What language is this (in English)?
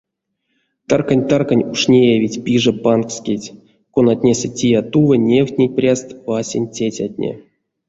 Erzya